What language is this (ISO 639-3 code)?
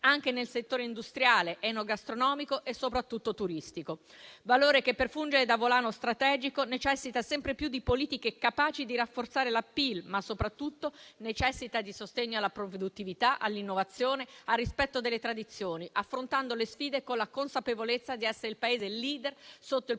ita